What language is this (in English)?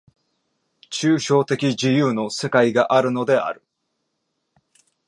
Japanese